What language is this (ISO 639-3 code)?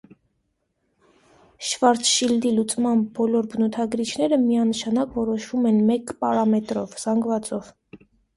hye